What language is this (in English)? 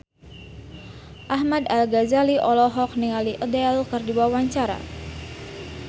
Sundanese